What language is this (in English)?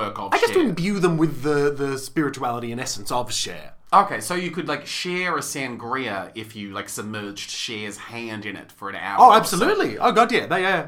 English